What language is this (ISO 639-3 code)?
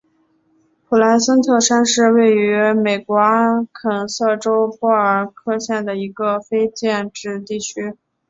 zho